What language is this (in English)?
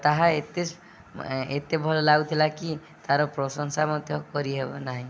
Odia